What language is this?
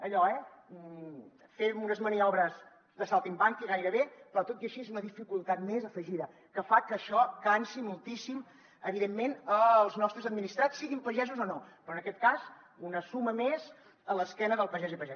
Catalan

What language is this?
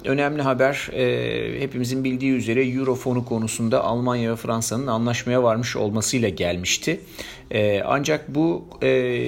Turkish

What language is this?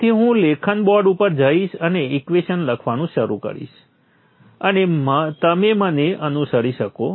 Gujarati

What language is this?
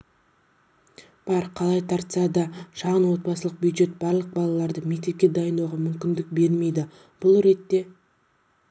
Kazakh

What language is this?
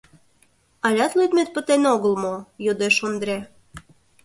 Mari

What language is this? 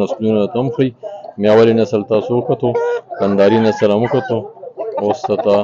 Arabic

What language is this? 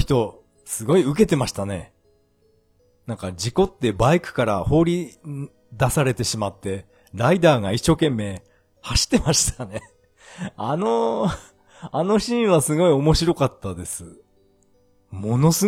Japanese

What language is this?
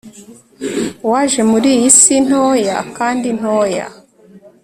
Kinyarwanda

